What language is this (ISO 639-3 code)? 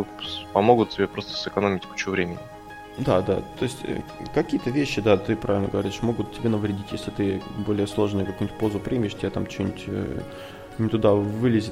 rus